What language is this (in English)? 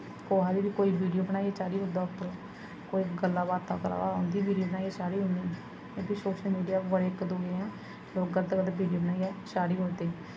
Dogri